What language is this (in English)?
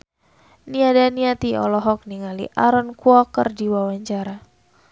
Sundanese